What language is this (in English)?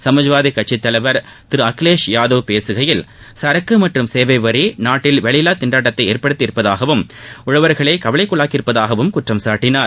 Tamil